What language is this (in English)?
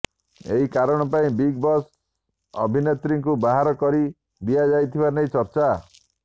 Odia